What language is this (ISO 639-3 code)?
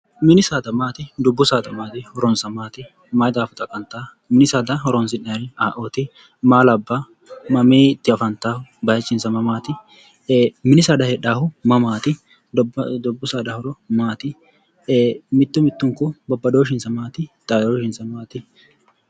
sid